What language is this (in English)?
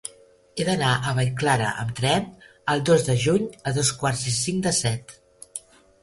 Catalan